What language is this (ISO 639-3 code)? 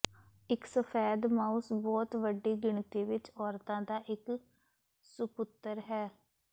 pan